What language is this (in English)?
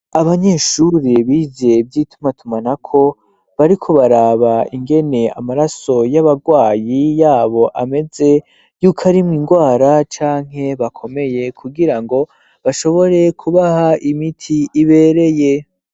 Rundi